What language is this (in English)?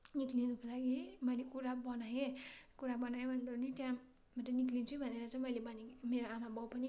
Nepali